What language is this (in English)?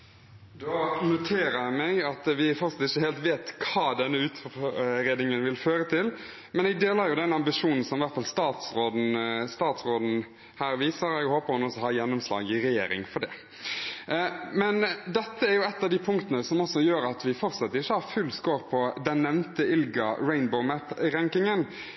Norwegian Bokmål